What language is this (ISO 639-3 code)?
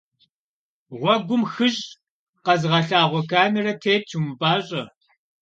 kbd